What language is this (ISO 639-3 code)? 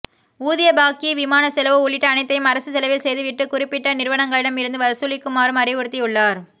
tam